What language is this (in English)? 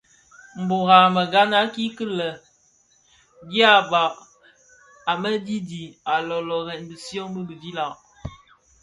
Bafia